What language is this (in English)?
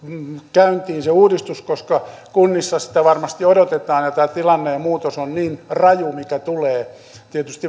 Finnish